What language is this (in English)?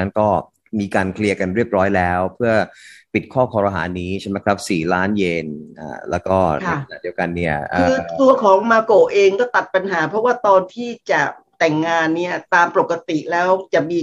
Thai